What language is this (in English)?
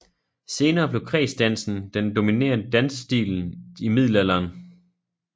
Danish